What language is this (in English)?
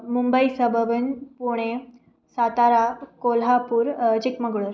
Sanskrit